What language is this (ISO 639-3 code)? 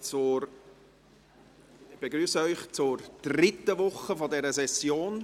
gsw